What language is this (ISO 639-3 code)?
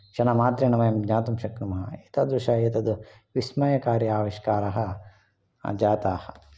san